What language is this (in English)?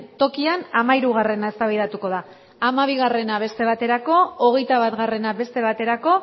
Basque